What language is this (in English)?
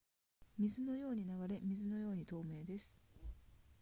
Japanese